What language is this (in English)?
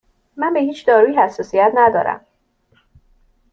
Persian